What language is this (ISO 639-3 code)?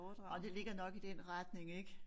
dan